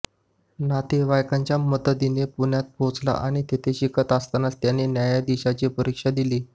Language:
Marathi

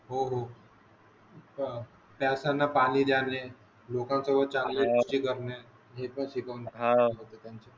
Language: Marathi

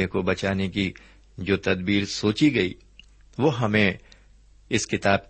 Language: Urdu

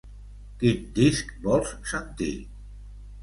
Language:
Catalan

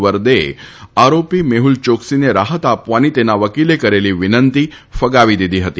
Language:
Gujarati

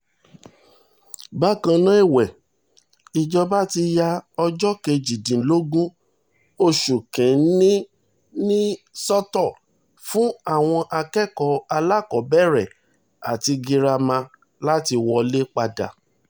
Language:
Yoruba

